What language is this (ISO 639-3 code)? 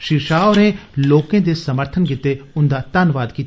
doi